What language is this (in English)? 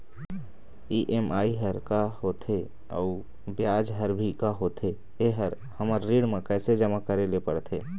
Chhattisgarhi